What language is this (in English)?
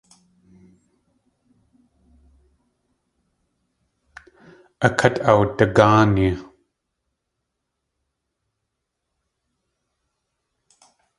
Tlingit